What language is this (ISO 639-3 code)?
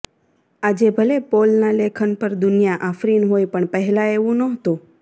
guj